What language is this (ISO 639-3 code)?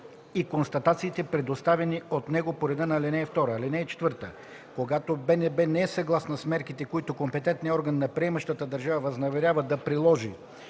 bul